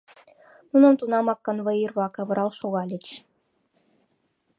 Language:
Mari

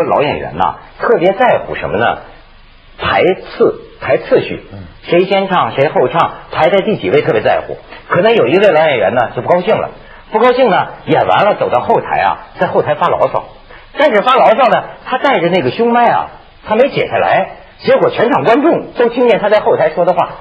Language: Chinese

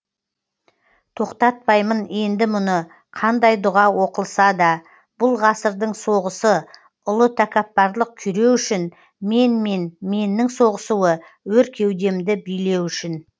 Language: Kazakh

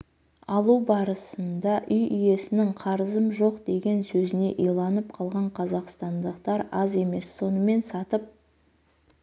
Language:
Kazakh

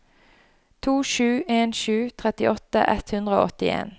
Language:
Norwegian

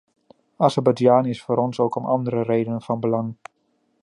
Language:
Dutch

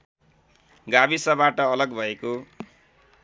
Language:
Nepali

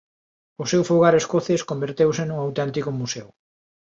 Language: Galician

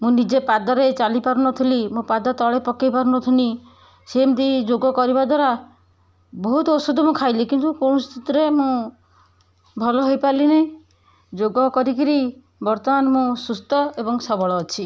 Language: Odia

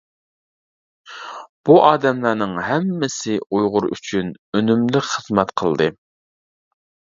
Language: Uyghur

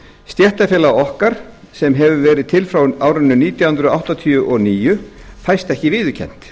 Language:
Icelandic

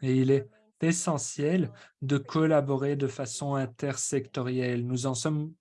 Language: French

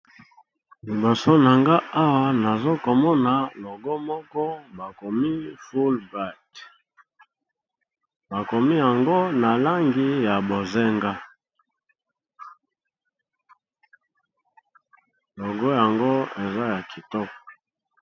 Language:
Lingala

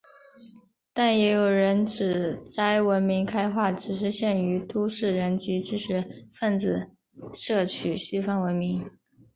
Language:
Chinese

